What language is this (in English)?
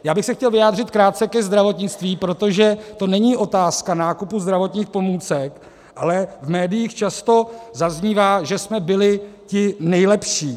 Czech